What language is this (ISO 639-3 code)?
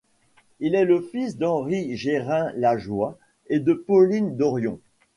fra